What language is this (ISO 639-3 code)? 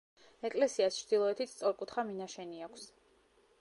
kat